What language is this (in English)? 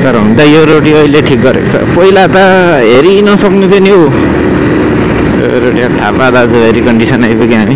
Indonesian